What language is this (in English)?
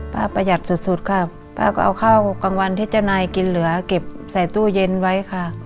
Thai